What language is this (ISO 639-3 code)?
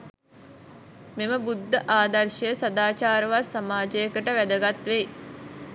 sin